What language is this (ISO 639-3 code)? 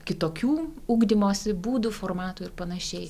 lit